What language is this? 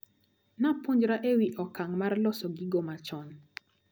Luo (Kenya and Tanzania)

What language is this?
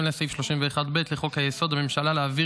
Hebrew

